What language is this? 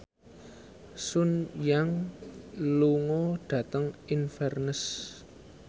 Javanese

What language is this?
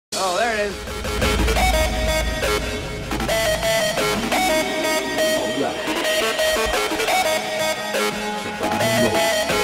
Thai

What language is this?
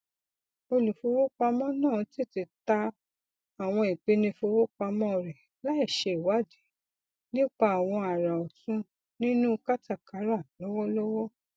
Yoruba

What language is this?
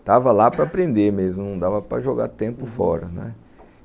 Portuguese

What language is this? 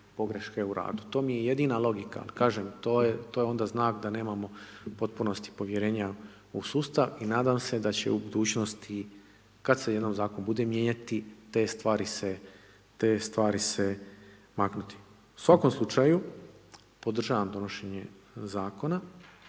Croatian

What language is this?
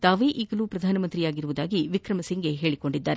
Kannada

